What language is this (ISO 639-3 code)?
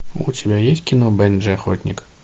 rus